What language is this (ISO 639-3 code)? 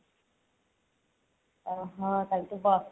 ori